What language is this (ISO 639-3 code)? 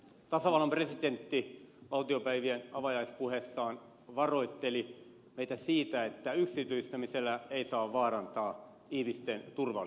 fin